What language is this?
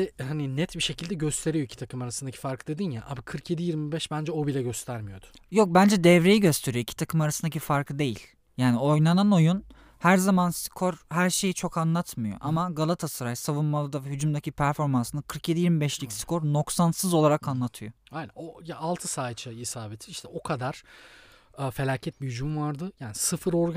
Turkish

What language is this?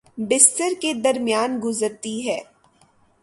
Urdu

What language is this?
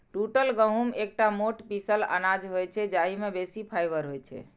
Maithili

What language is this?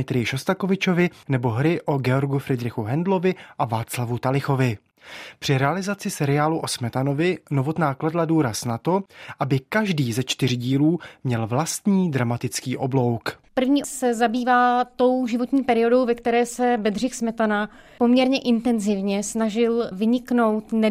Czech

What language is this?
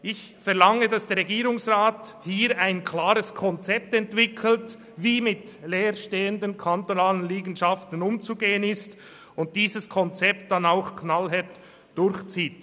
Swiss German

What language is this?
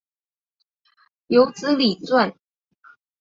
Chinese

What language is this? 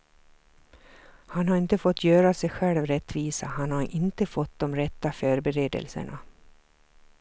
Swedish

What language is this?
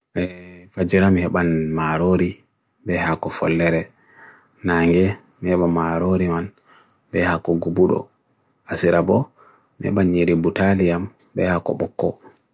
Bagirmi Fulfulde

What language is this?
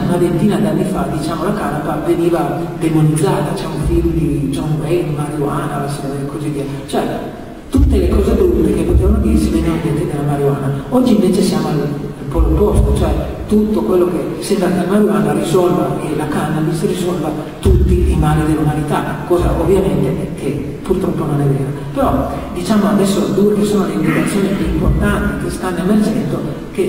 Italian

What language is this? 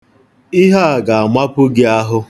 Igbo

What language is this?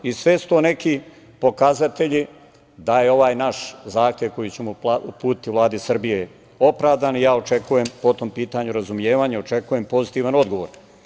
Serbian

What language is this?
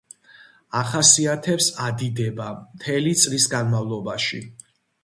Georgian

